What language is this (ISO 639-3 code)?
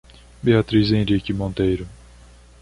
por